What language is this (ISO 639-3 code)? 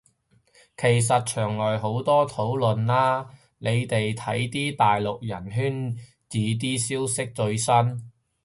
yue